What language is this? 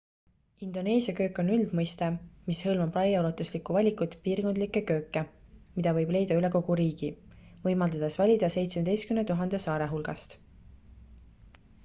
Estonian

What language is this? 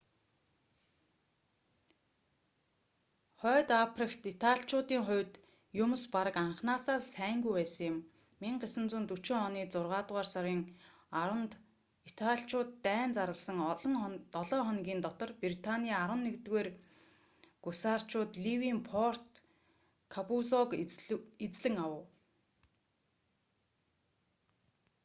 Mongolian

